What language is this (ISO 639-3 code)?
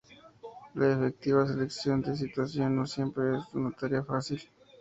spa